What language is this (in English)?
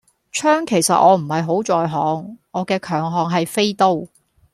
Cantonese